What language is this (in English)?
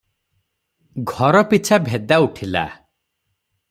Odia